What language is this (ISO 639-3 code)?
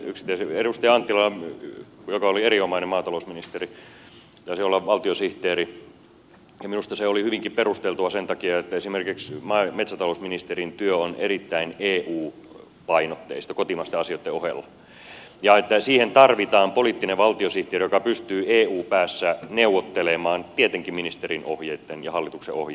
fin